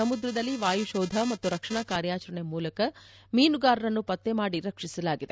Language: Kannada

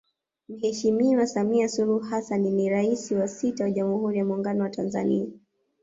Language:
Swahili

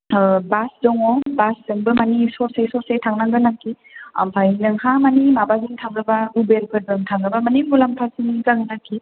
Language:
Bodo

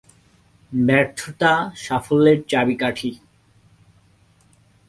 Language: Bangla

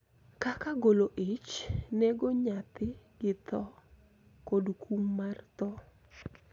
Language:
Luo (Kenya and Tanzania)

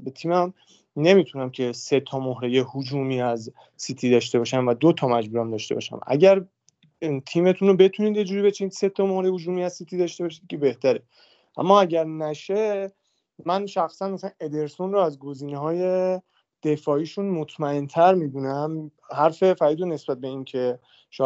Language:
Persian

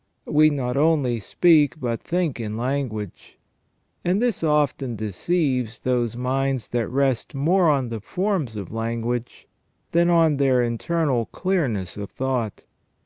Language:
English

